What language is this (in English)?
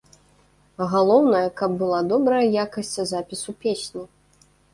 Belarusian